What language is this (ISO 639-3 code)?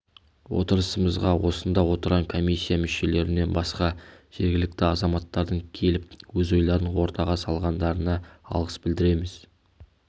kaz